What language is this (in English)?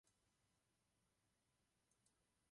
Czech